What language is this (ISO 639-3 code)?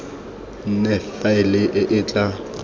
tsn